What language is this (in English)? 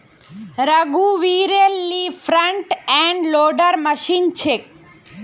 Magahi